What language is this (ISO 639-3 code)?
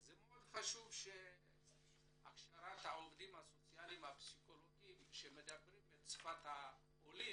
heb